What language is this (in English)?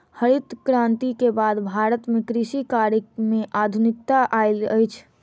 Maithili